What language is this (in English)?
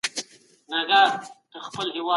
Pashto